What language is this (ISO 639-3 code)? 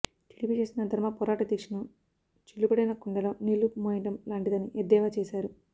tel